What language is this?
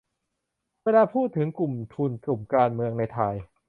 Thai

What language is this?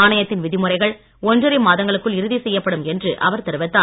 Tamil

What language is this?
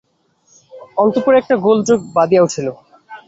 Bangla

